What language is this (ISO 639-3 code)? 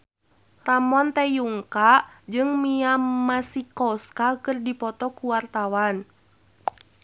sun